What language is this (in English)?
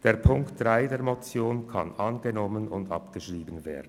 Swiss German